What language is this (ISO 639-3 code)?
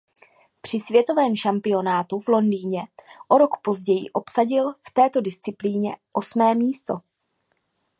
ces